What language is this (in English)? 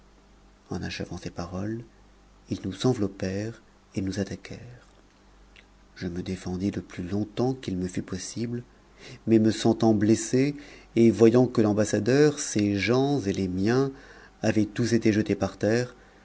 French